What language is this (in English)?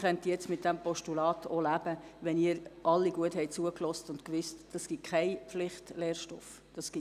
Swiss German